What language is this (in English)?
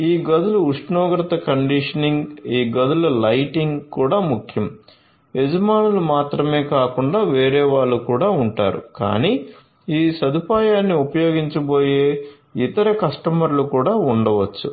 Telugu